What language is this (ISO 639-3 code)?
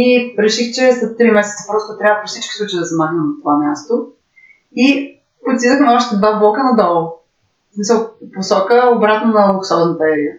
bul